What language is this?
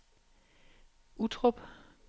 Danish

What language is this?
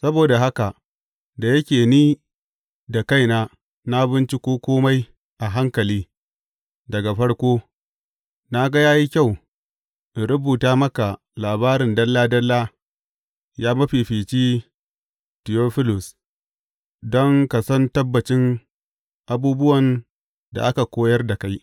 Hausa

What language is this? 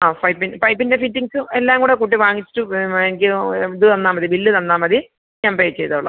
Malayalam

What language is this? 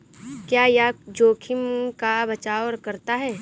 Hindi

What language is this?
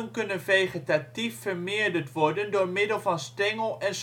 Dutch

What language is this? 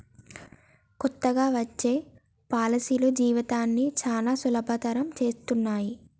Telugu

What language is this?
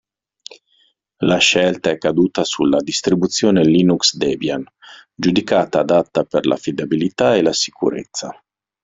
Italian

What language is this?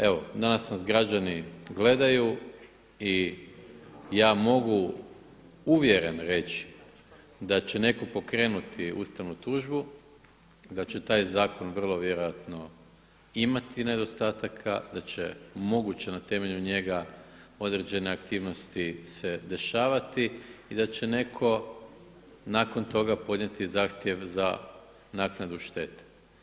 Croatian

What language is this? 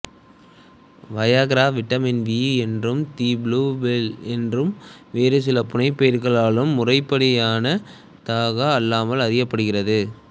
Tamil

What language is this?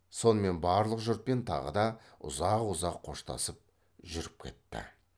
Kazakh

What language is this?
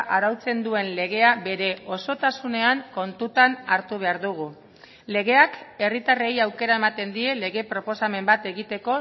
Basque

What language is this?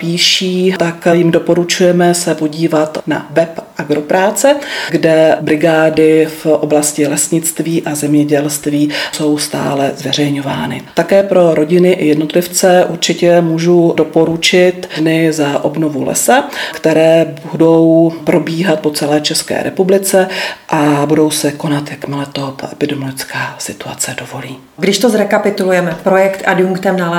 Czech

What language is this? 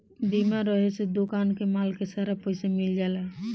Bhojpuri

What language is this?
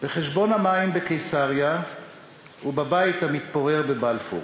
Hebrew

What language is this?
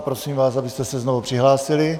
Czech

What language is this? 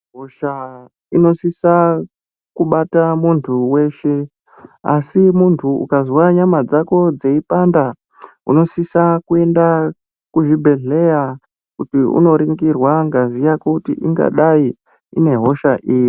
Ndau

